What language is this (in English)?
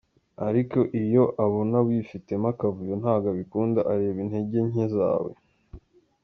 Kinyarwanda